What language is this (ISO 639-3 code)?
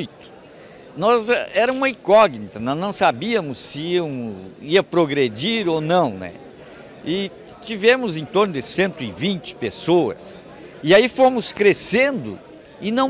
por